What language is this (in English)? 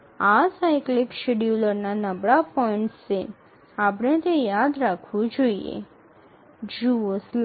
Gujarati